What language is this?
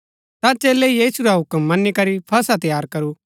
Gaddi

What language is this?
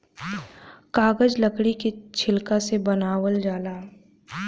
Bhojpuri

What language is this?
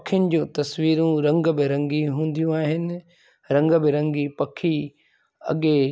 Sindhi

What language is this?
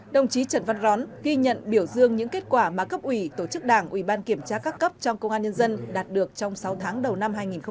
Vietnamese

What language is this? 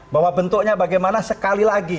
Indonesian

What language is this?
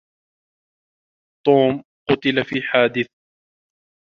Arabic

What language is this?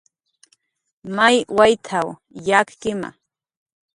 Jaqaru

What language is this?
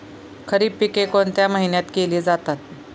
Marathi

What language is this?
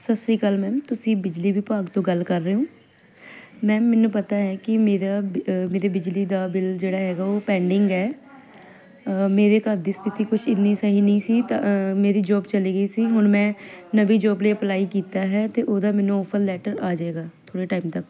Punjabi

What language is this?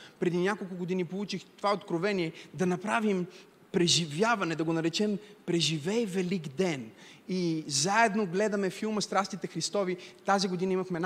Bulgarian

